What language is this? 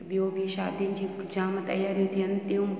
Sindhi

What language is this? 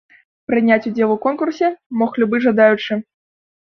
Belarusian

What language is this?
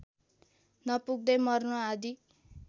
Nepali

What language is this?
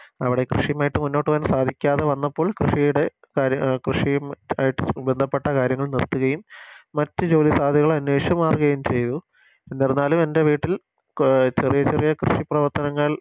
Malayalam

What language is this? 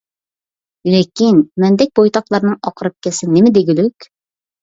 Uyghur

